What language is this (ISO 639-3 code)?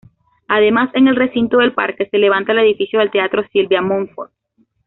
spa